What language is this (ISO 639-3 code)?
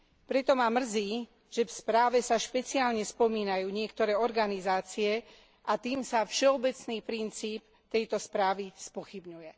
slk